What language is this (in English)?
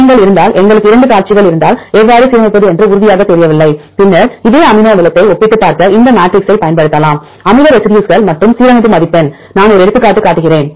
Tamil